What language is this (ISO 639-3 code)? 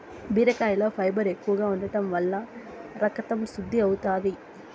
tel